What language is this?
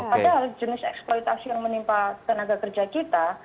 Indonesian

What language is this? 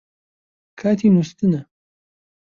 Central Kurdish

